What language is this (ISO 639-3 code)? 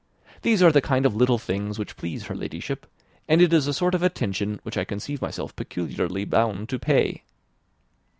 eng